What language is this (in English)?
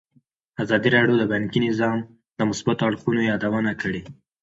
Pashto